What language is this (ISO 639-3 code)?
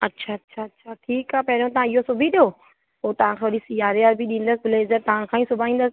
snd